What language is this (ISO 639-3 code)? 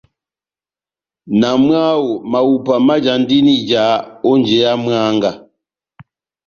bnm